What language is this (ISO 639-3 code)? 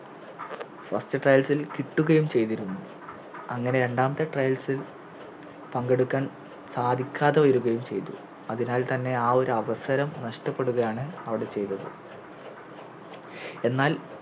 mal